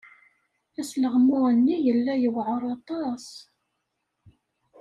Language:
Kabyle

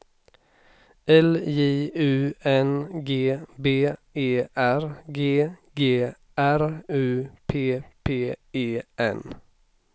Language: Swedish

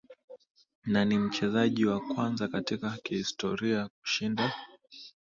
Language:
Swahili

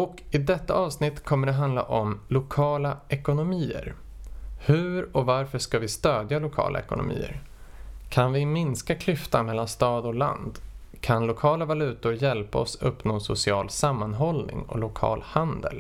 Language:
Swedish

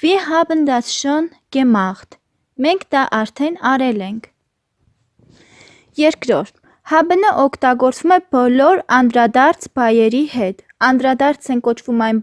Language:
German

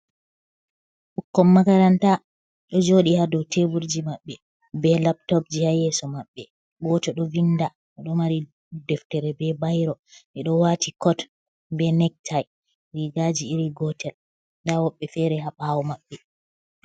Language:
Fula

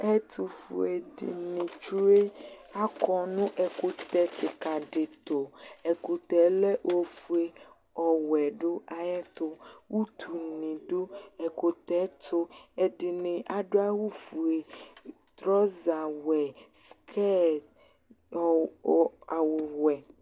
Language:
Ikposo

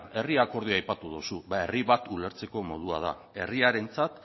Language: Basque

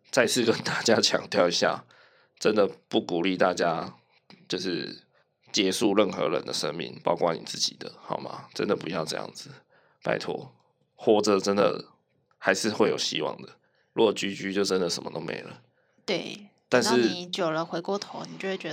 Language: Chinese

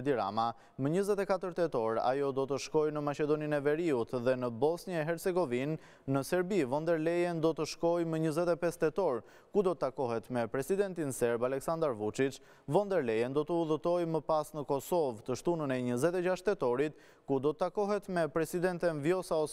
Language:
Romanian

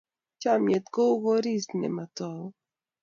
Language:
Kalenjin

